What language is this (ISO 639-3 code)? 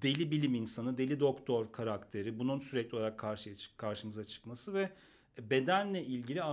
tur